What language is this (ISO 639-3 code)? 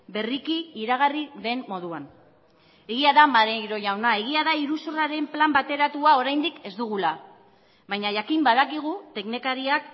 eus